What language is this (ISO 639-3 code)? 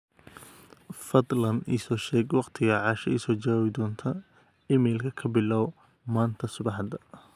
som